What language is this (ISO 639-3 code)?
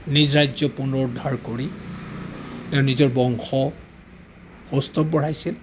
asm